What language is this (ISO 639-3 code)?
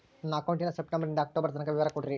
kan